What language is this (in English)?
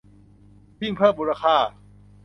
Thai